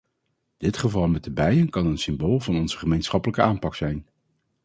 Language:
Dutch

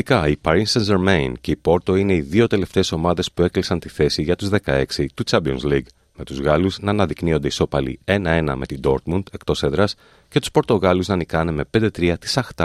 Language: Greek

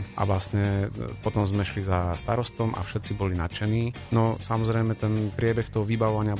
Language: Slovak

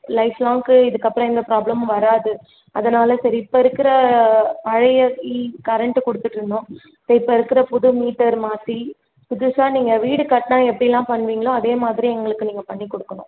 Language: Tamil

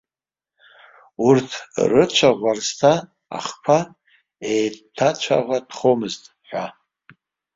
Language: Abkhazian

